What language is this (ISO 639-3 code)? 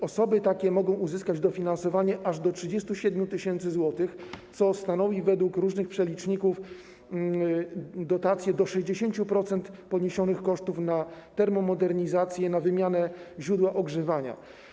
pol